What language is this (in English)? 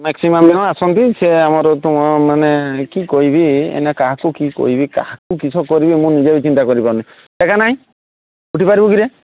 Odia